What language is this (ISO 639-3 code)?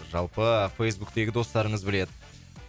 kaz